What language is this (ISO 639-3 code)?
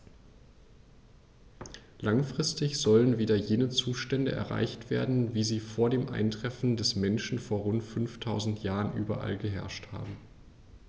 deu